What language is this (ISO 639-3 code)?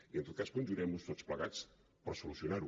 cat